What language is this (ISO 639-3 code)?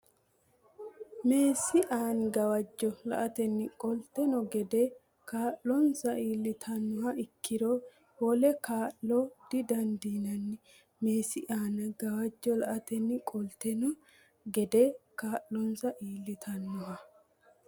sid